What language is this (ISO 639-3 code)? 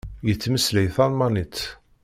kab